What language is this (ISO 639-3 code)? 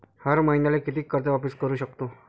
mar